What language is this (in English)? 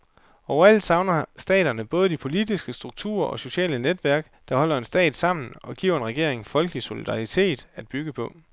Danish